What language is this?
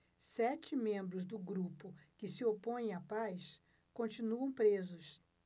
Portuguese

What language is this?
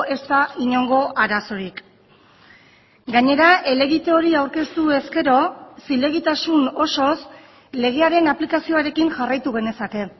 Basque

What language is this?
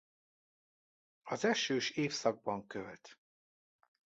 Hungarian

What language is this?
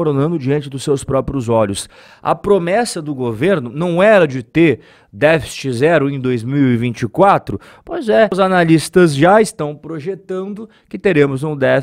Portuguese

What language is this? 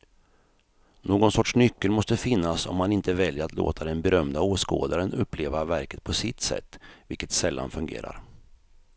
Swedish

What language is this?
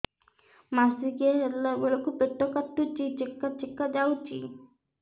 Odia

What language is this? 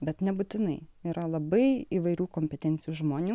Lithuanian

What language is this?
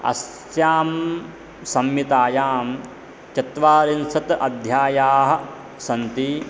Sanskrit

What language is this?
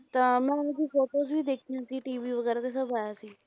Punjabi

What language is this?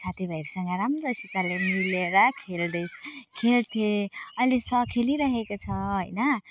Nepali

